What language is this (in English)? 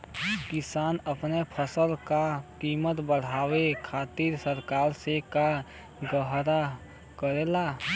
Bhojpuri